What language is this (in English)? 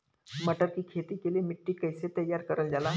Bhojpuri